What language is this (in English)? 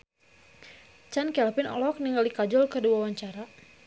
Sundanese